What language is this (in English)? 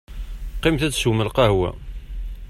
Kabyle